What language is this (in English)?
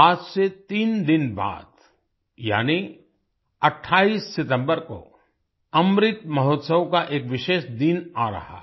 Hindi